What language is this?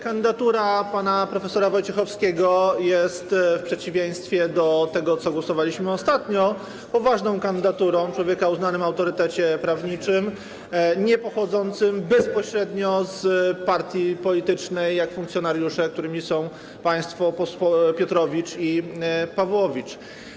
Polish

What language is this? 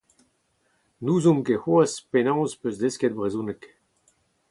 Breton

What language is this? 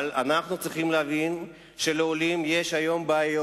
Hebrew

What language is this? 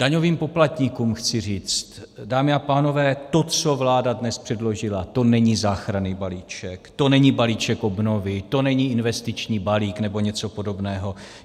Czech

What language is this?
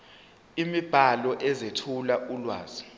Zulu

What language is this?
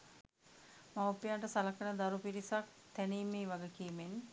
Sinhala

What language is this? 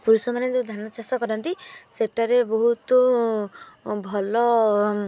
Odia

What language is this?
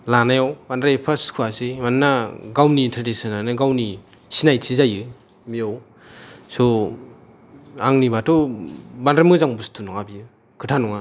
Bodo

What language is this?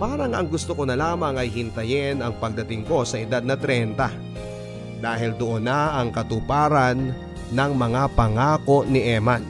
Filipino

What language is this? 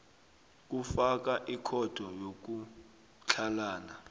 South Ndebele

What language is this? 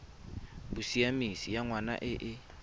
Tswana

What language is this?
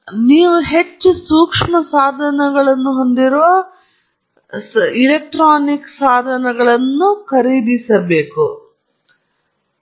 Kannada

